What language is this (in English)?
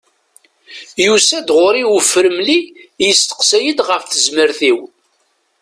Kabyle